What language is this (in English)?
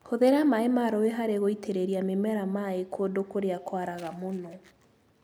Kikuyu